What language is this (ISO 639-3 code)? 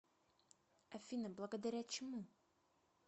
rus